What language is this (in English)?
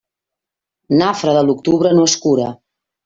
Catalan